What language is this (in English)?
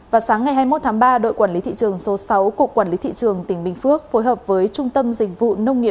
Vietnamese